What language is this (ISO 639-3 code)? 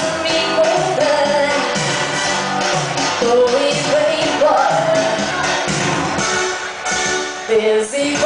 kor